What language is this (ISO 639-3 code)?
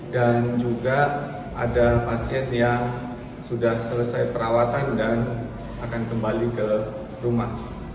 ind